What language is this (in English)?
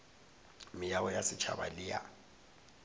Northern Sotho